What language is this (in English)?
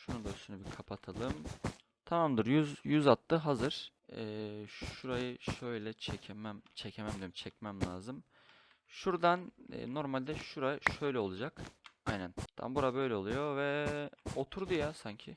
Turkish